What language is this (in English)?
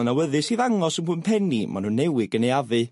Welsh